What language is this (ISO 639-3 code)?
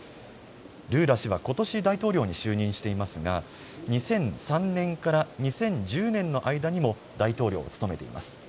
jpn